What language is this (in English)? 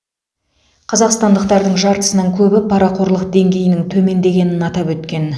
Kazakh